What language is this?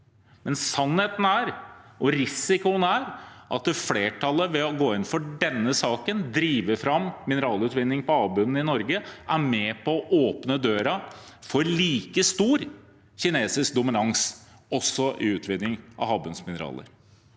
Norwegian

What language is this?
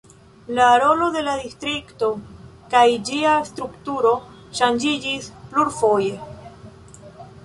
Esperanto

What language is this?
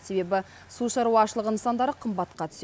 Kazakh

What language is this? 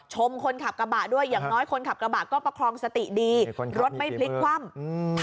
Thai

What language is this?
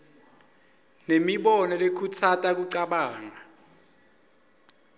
Swati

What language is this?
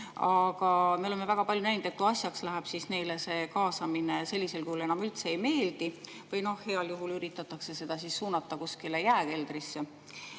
Estonian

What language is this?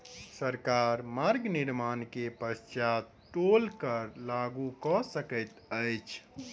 Maithili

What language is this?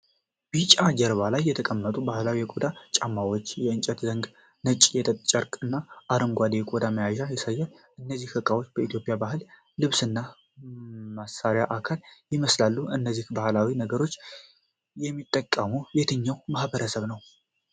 Amharic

